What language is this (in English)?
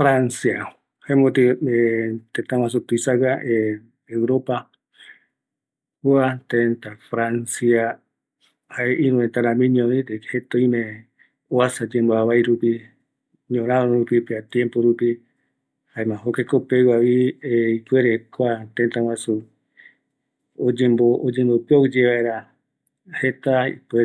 Eastern Bolivian Guaraní